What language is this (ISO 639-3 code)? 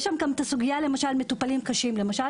heb